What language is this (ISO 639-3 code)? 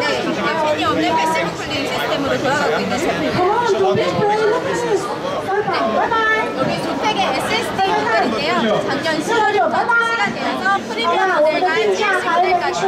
kor